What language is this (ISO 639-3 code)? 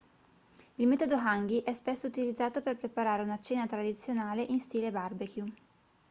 ita